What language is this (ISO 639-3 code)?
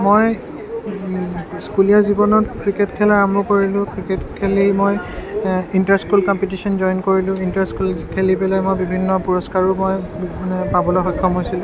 asm